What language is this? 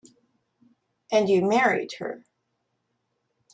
English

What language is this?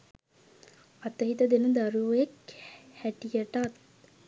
Sinhala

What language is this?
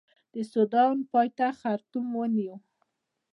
Pashto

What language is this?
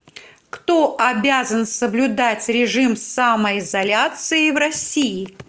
Russian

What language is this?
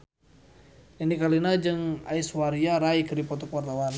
Sundanese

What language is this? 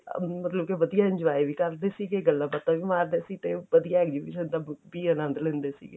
Punjabi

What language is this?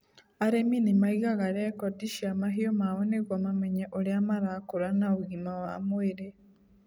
Kikuyu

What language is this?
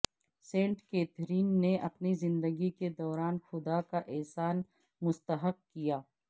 Urdu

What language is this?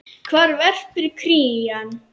Icelandic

